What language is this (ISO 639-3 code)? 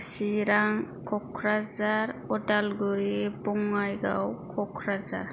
brx